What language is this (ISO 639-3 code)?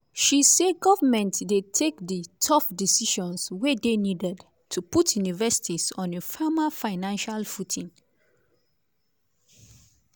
pcm